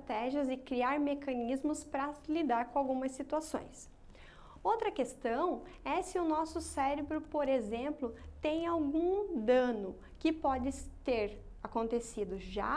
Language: Portuguese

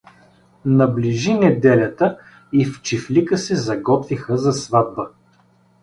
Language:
Bulgarian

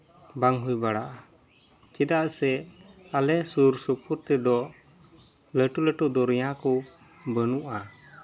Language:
Santali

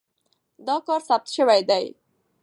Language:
Pashto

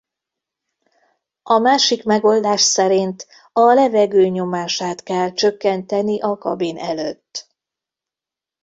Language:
Hungarian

